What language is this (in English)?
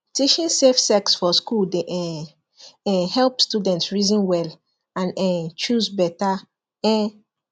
Nigerian Pidgin